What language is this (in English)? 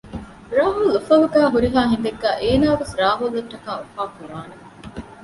Divehi